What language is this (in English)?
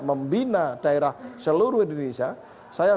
Indonesian